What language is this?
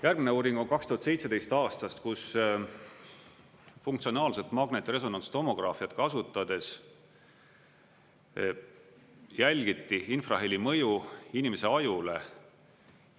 Estonian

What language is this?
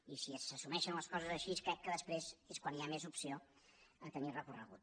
Catalan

